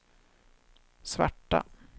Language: Swedish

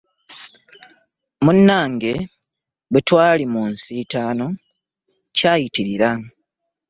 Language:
Ganda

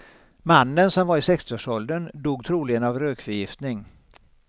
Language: Swedish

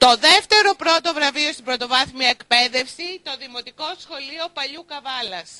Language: Greek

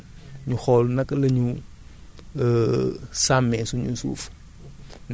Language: Wolof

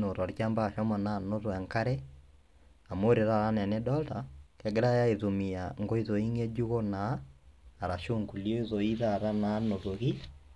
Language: Masai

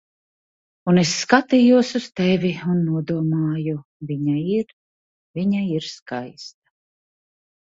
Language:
Latvian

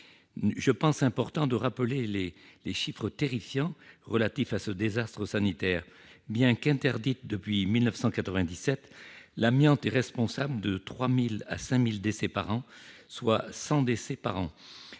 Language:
French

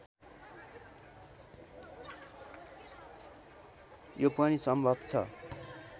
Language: Nepali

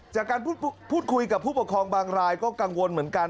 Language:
Thai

